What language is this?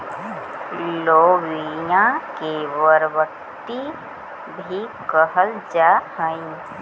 Magahi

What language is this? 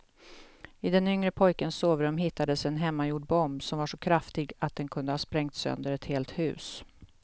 Swedish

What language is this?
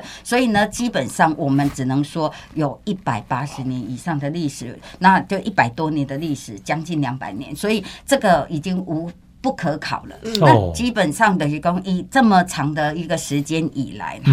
Chinese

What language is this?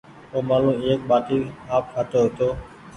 Goaria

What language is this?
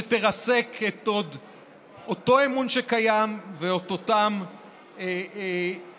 Hebrew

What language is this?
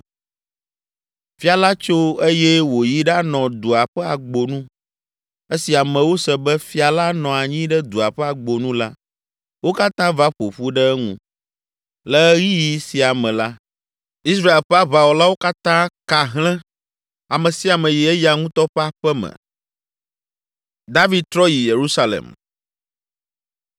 Ewe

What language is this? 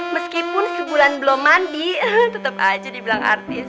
Indonesian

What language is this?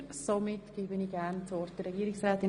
Swiss German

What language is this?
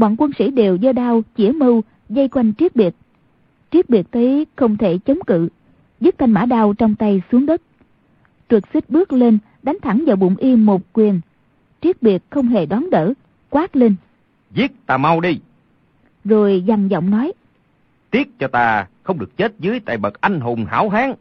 Vietnamese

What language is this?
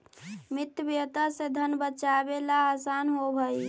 Magahi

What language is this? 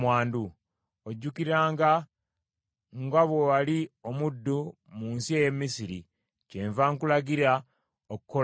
Ganda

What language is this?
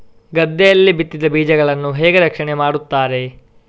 Kannada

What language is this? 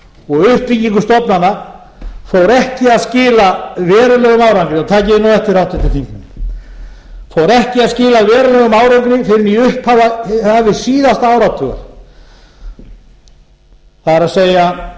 Icelandic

